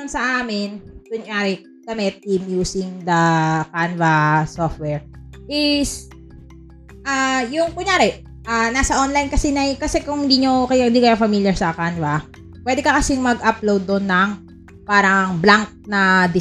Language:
Filipino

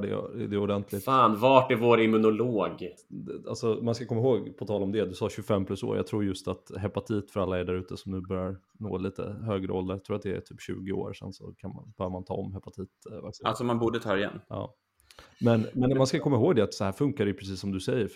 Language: Swedish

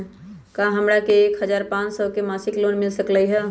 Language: Magahi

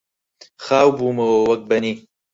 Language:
Central Kurdish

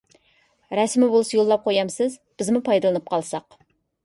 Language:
Uyghur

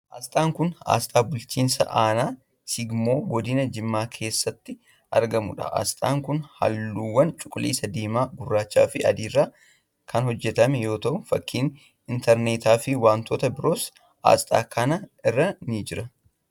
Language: Oromo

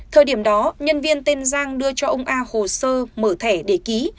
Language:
Vietnamese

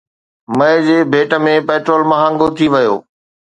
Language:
Sindhi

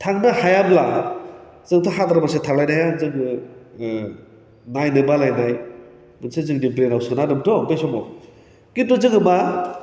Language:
Bodo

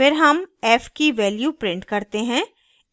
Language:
Hindi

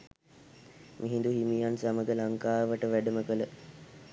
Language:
Sinhala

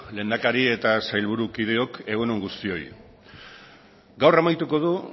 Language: Basque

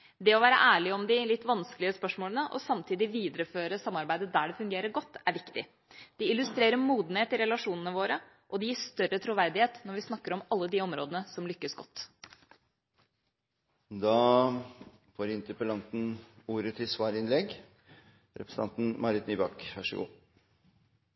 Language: Norwegian Bokmål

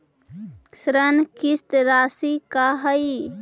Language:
Magahi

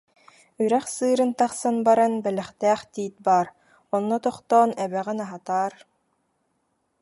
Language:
Yakut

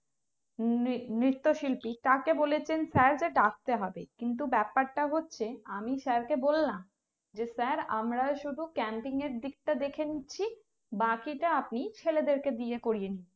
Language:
Bangla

